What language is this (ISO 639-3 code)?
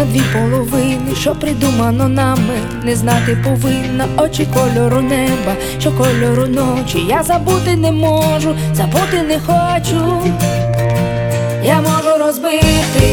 ukr